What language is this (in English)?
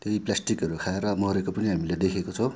Nepali